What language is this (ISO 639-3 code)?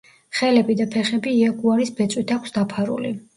kat